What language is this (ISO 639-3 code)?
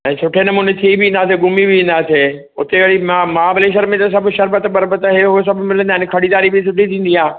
snd